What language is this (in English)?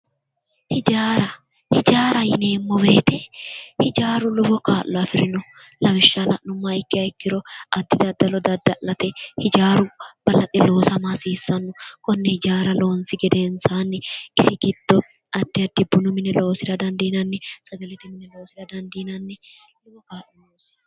Sidamo